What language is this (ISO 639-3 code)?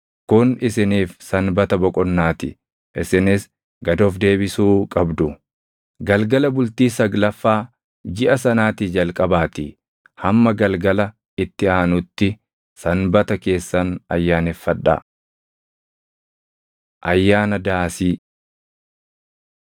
orm